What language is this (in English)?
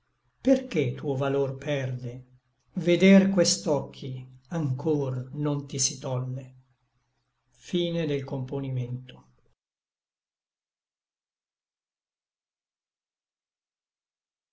Italian